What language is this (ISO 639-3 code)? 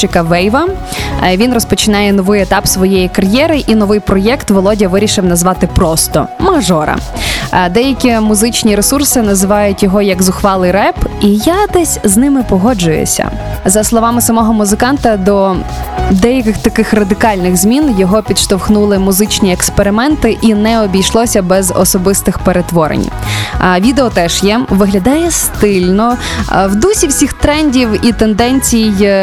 ukr